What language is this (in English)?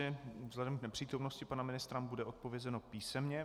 Czech